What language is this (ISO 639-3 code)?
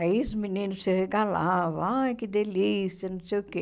por